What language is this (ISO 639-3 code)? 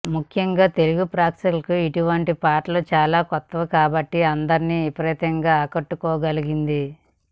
tel